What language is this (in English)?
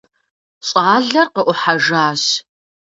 Kabardian